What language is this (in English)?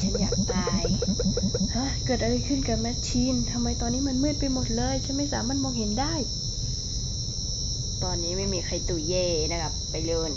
Thai